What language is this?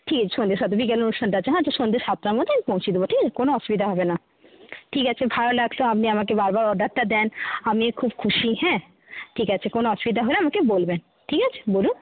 Bangla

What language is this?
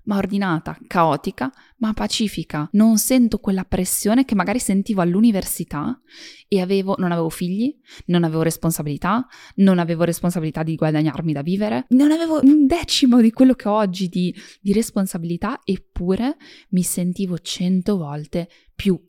Italian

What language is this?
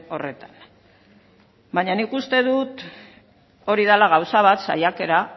Basque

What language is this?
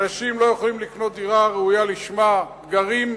Hebrew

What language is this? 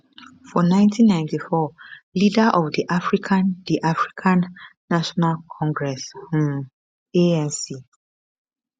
Nigerian Pidgin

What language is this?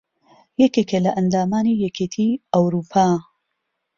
Central Kurdish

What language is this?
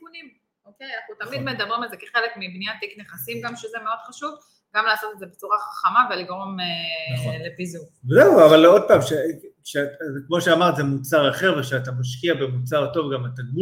Hebrew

